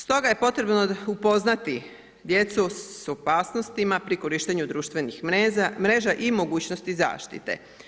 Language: Croatian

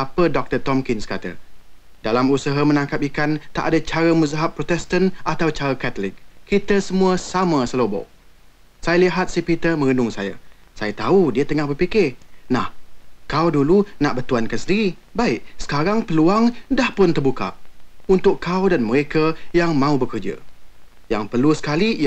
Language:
Malay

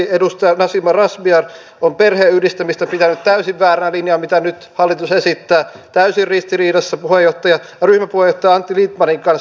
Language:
Finnish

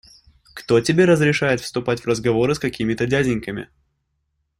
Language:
Russian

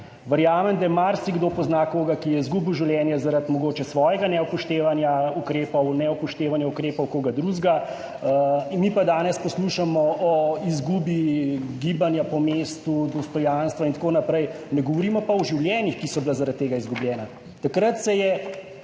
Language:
Slovenian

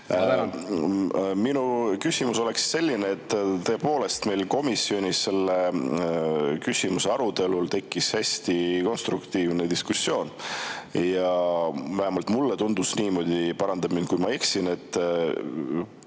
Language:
Estonian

